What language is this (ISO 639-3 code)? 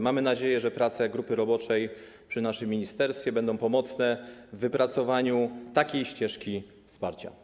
pol